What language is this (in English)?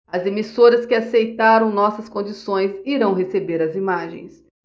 Portuguese